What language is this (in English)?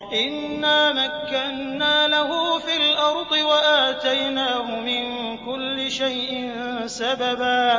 Arabic